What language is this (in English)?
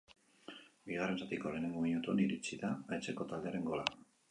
Basque